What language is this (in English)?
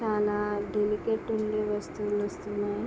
Telugu